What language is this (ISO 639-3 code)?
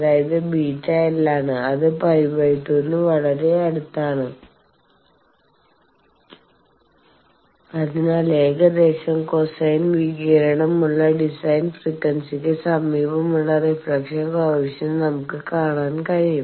mal